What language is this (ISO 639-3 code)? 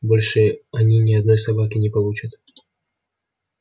rus